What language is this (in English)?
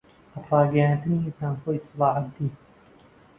Central Kurdish